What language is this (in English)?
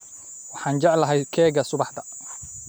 Somali